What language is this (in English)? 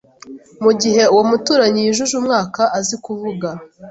Kinyarwanda